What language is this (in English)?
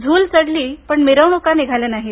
Marathi